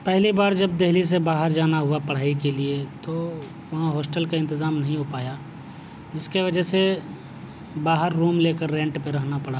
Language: Urdu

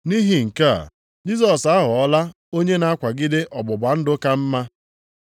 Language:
Igbo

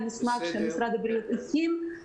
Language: Hebrew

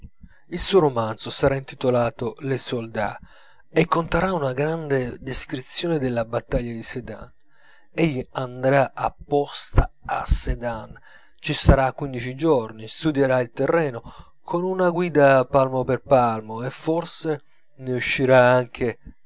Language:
Italian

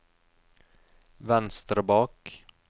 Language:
Norwegian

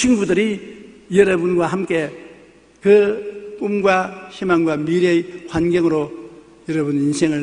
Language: Korean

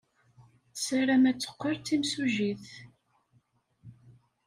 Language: Kabyle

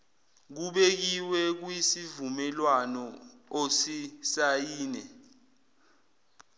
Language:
Zulu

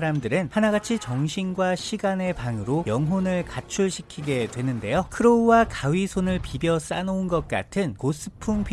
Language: Korean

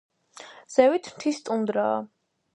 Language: Georgian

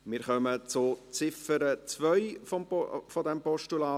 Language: Swiss German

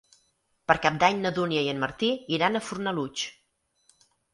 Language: Catalan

